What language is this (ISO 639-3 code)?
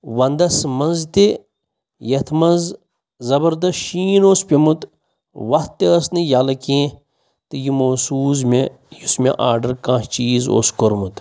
kas